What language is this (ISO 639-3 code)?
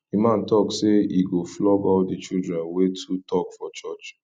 pcm